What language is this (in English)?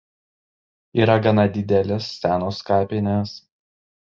Lithuanian